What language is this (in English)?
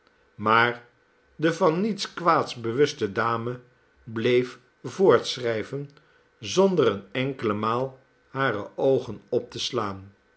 Dutch